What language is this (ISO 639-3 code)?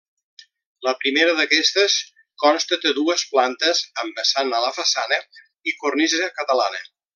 cat